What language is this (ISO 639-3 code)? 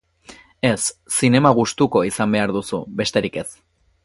eus